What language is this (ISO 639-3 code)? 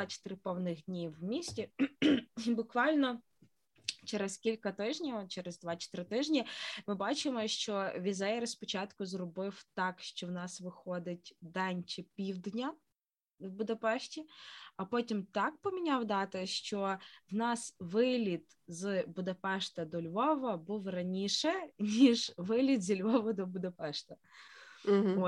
ukr